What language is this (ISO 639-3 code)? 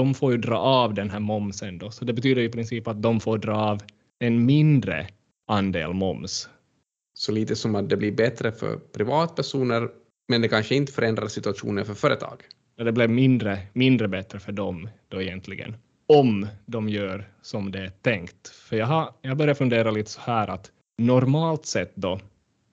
swe